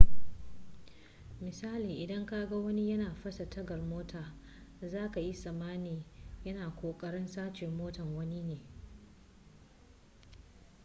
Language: Hausa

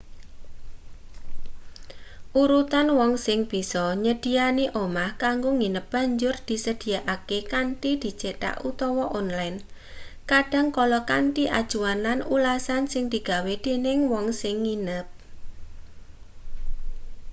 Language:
Javanese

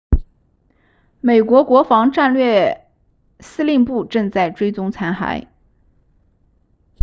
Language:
Chinese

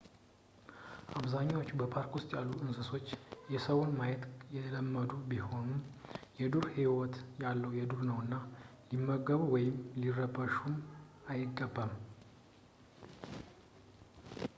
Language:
Amharic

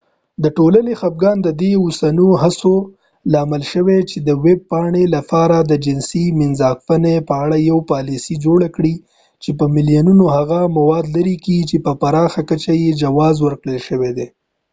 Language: Pashto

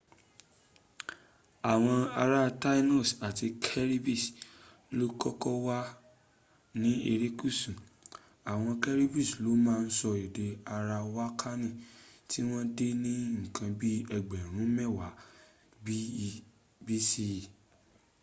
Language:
Yoruba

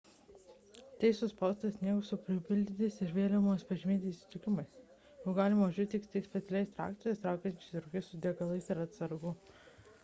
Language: Lithuanian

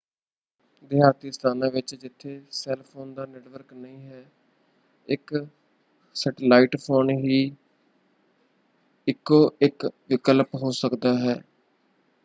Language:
Punjabi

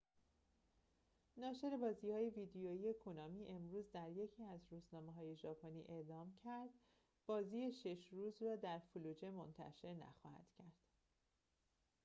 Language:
Persian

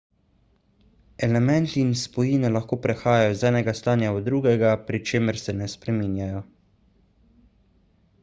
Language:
Slovenian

